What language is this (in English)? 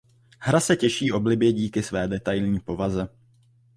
Czech